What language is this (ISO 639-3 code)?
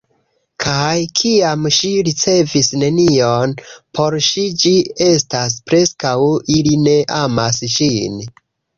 epo